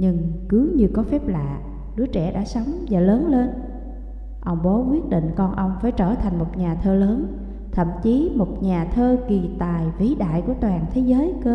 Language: Vietnamese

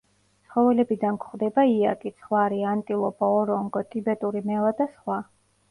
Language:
Georgian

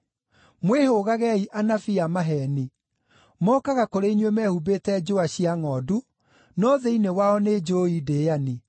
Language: Kikuyu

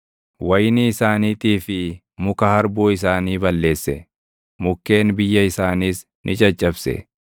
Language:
Oromo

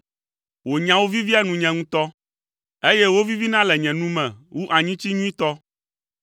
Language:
Ewe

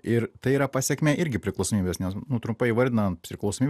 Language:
Lithuanian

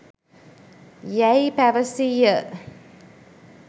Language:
Sinhala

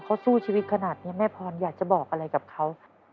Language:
Thai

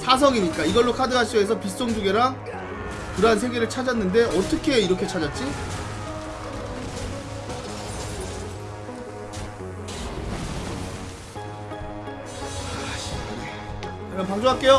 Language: Korean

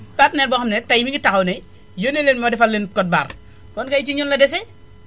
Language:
Wolof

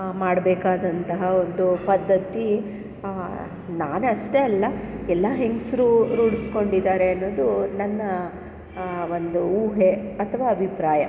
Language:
Kannada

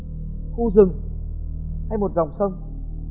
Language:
Vietnamese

